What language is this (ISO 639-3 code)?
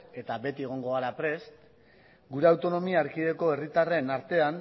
eus